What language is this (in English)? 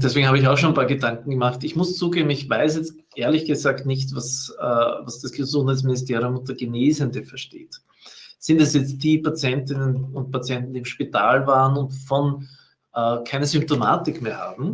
German